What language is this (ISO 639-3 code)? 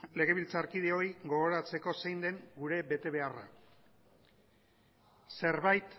eus